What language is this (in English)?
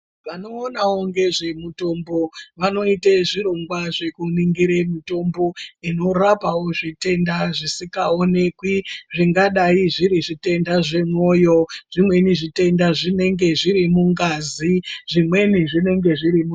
Ndau